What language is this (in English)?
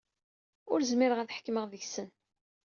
Kabyle